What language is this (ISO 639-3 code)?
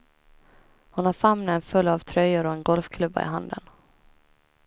swe